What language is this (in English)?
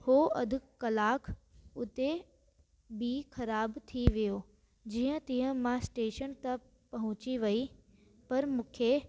Sindhi